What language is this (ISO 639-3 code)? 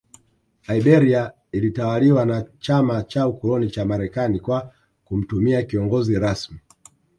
swa